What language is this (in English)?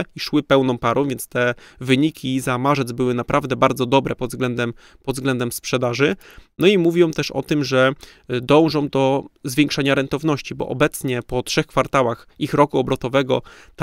Polish